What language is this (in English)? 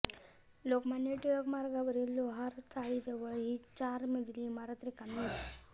Marathi